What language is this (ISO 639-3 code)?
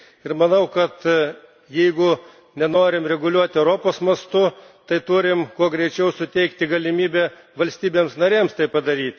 lit